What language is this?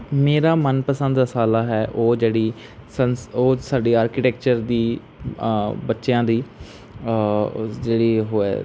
Punjabi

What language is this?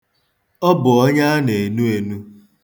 Igbo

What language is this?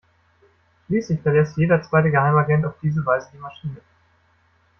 German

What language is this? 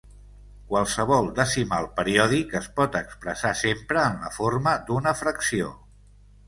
Catalan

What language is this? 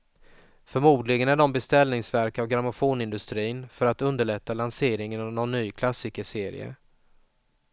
Swedish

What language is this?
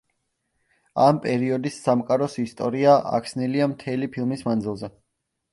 Georgian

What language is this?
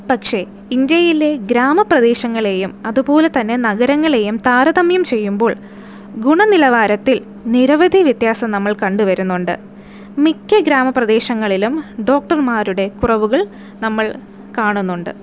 Malayalam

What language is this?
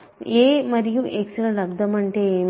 Telugu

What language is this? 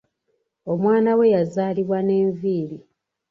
Ganda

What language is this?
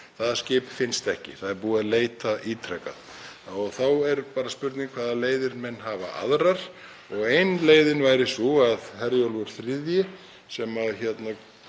Icelandic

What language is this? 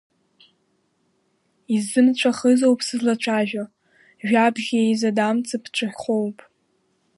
Abkhazian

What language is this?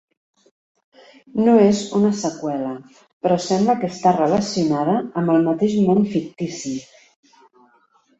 Catalan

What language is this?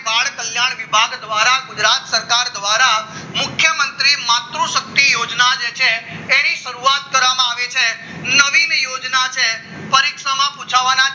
Gujarati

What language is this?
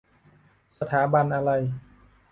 Thai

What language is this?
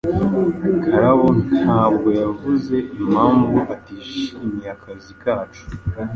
Kinyarwanda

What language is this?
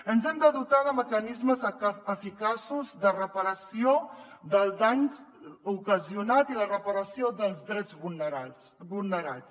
Catalan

